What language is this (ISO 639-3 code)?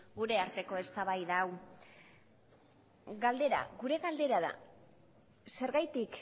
eus